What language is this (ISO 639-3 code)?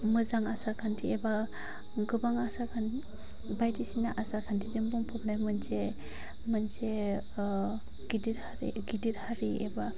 brx